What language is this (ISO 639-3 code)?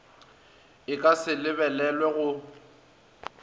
nso